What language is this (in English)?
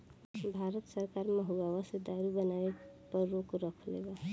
Bhojpuri